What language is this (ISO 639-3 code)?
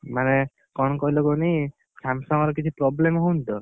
ori